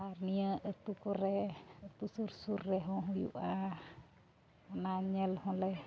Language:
Santali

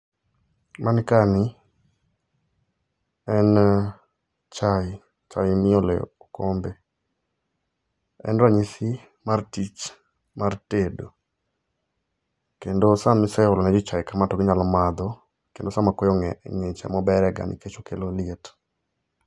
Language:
Luo (Kenya and Tanzania)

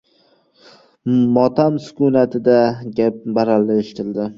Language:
Uzbek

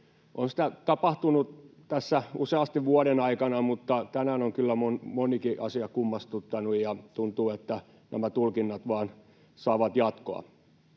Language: Finnish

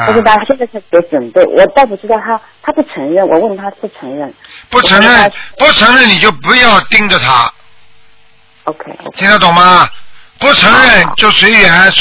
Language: Chinese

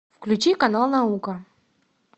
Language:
Russian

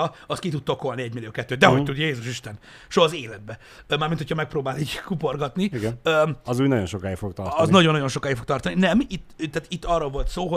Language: Hungarian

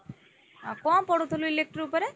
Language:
Odia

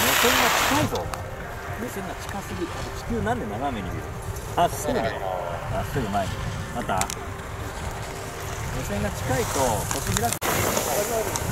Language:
Japanese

